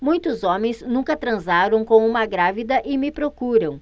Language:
Portuguese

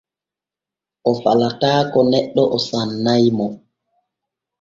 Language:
Borgu Fulfulde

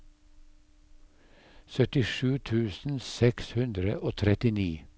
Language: Norwegian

